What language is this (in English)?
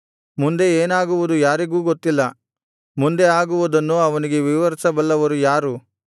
Kannada